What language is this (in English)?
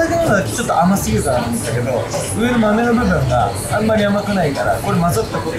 Japanese